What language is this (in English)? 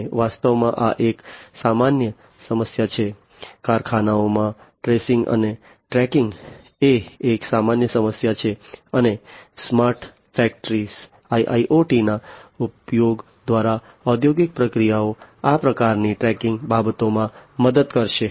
Gujarati